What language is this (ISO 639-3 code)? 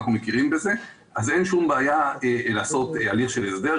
heb